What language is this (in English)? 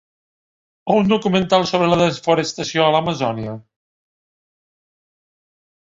Catalan